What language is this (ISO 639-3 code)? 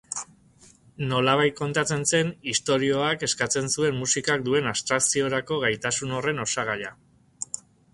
eus